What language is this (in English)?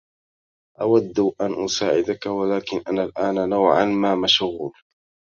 Arabic